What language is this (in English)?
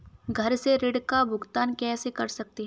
Hindi